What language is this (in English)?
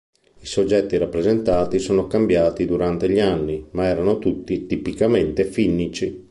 Italian